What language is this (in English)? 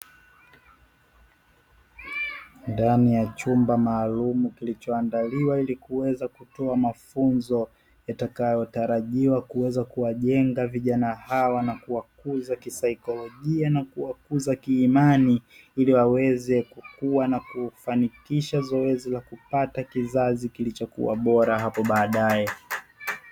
Swahili